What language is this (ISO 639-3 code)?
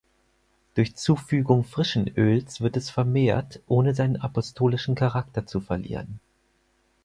deu